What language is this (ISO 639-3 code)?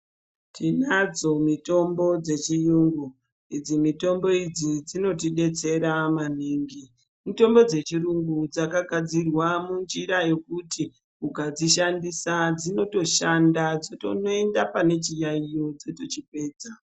ndc